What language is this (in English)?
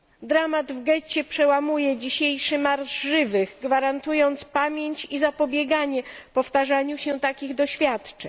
Polish